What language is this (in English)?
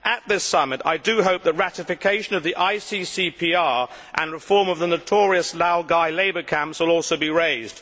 English